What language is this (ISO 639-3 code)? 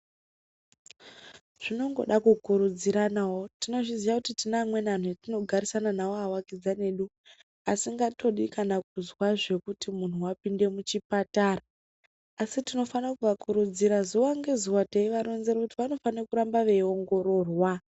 ndc